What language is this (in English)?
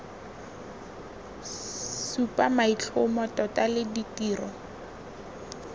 Tswana